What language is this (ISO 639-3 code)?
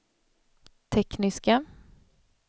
swe